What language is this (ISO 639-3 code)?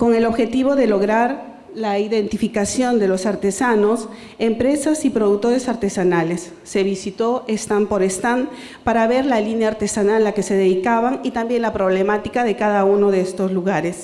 spa